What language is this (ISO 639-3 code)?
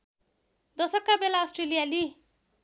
nep